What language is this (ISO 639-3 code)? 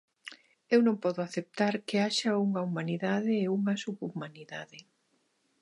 glg